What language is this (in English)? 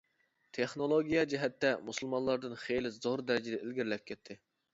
Uyghur